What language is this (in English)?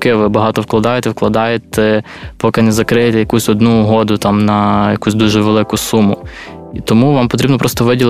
Ukrainian